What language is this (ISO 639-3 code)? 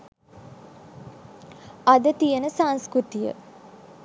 sin